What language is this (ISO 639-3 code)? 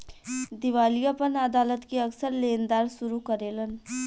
bho